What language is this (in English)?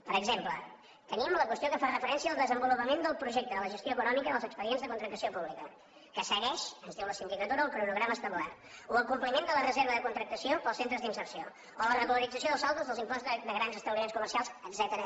Catalan